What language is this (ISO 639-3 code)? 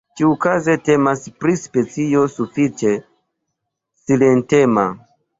epo